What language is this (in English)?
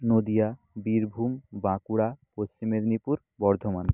Bangla